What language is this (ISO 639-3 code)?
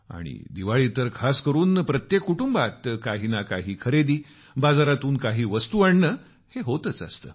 mar